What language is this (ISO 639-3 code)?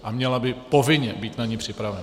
ces